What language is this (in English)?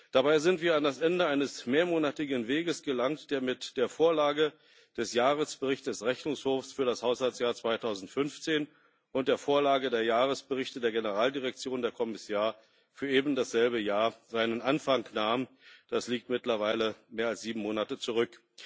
German